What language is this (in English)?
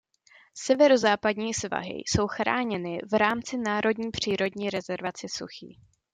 Czech